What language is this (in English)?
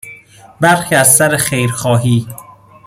Persian